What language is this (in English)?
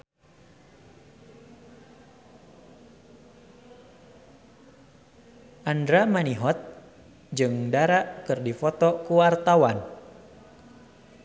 Sundanese